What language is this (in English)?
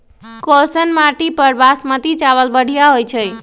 Magahi